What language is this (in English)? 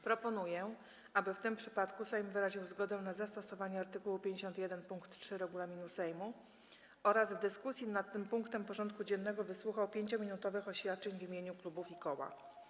Polish